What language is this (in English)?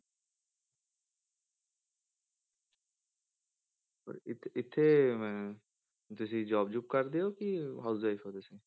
Punjabi